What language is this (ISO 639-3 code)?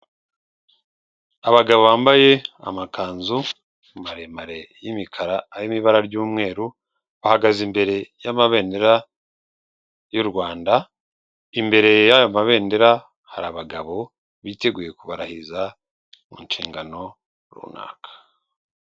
kin